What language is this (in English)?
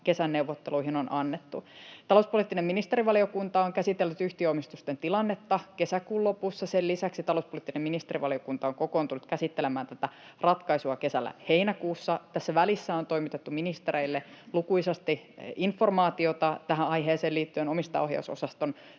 Finnish